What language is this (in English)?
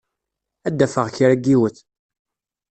Kabyle